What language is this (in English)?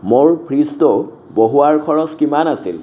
Assamese